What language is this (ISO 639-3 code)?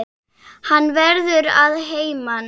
isl